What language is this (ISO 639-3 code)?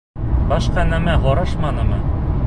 bak